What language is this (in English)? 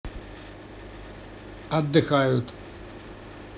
Russian